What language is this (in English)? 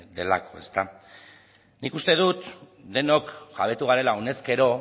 Basque